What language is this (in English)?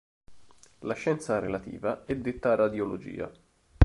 Italian